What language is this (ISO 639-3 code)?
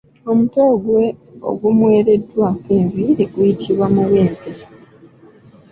lug